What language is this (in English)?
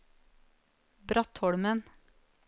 Norwegian